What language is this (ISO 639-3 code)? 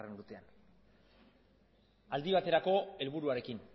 eus